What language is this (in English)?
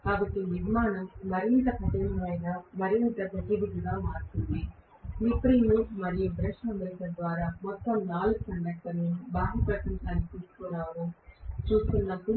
Telugu